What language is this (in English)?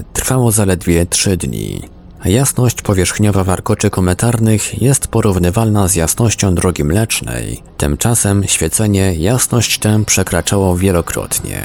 Polish